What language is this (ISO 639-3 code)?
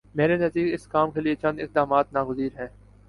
urd